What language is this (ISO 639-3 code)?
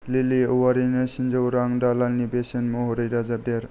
brx